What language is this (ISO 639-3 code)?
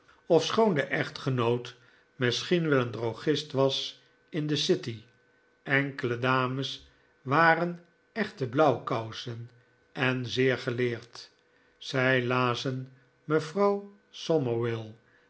nld